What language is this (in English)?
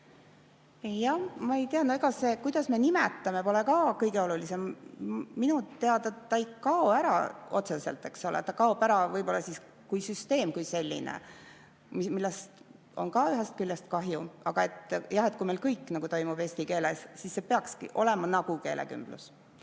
Estonian